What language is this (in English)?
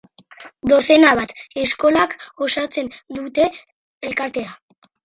Basque